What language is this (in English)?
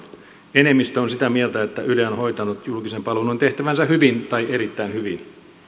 Finnish